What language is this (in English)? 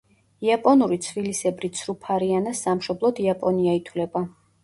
Georgian